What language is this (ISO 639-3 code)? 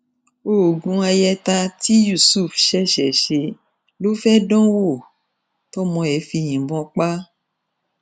yor